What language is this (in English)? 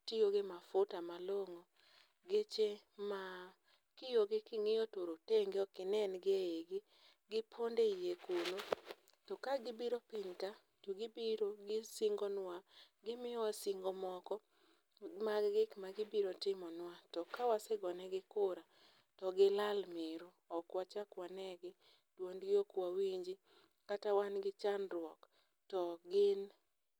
Luo (Kenya and Tanzania)